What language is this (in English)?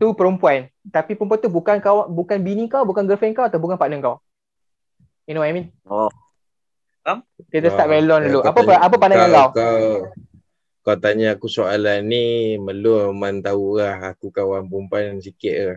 Malay